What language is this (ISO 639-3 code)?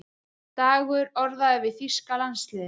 isl